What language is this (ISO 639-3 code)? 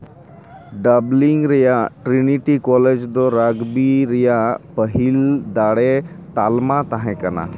sat